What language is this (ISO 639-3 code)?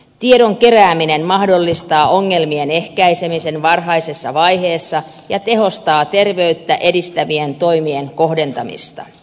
fin